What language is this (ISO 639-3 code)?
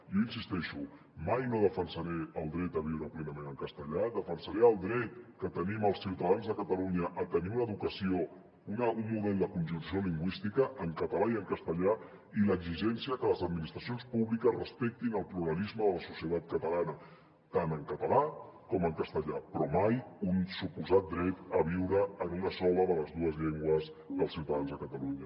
cat